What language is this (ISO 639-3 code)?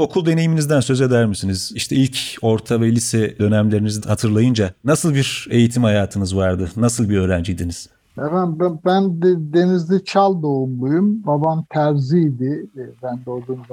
tur